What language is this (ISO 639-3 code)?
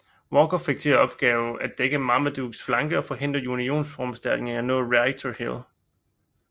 dan